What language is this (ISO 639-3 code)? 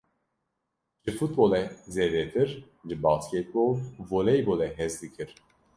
kur